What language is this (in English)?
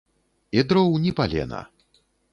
Belarusian